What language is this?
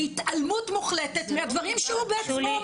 Hebrew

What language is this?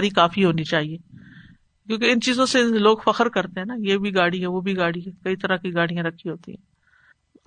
Urdu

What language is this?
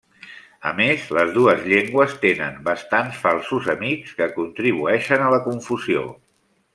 Catalan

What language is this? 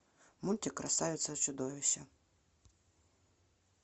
Russian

